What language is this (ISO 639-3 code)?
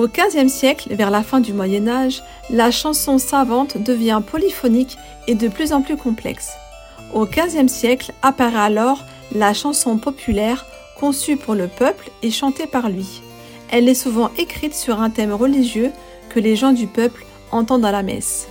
fra